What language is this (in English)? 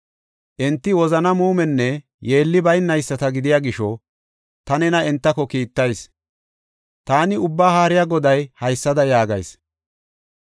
Gofa